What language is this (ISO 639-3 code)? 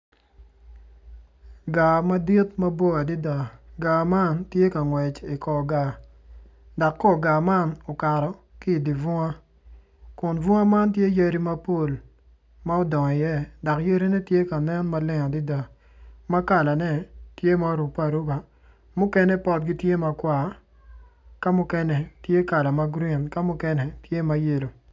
ach